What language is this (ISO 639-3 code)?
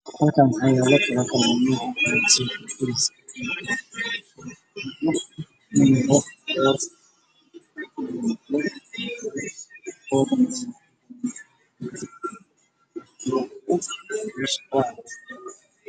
som